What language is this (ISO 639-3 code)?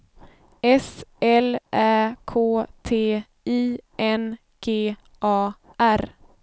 swe